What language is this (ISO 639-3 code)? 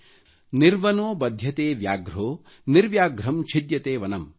kan